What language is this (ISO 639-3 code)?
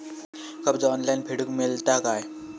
mar